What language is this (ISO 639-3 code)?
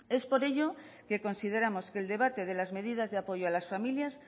spa